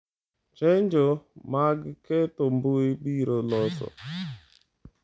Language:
Luo (Kenya and Tanzania)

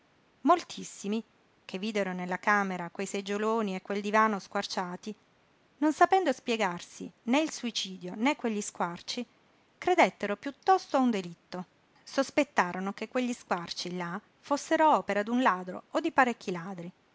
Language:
Italian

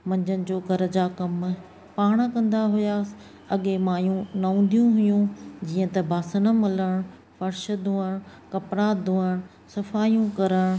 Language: Sindhi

